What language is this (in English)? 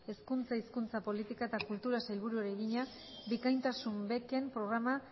Basque